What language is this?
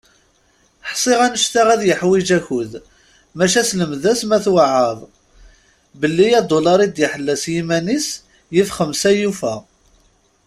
Kabyle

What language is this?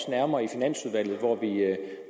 Danish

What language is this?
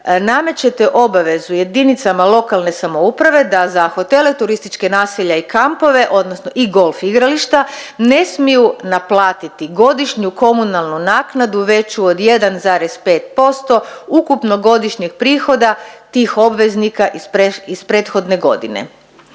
Croatian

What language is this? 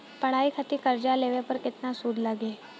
Bhojpuri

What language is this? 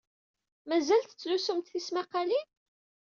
Kabyle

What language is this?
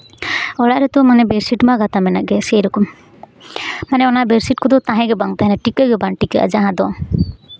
Santali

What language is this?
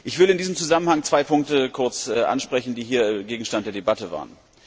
German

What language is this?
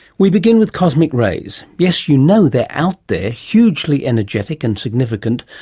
English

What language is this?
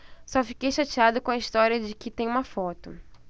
Portuguese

